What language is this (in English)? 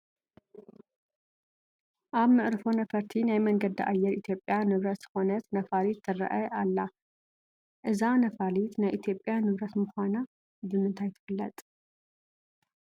Tigrinya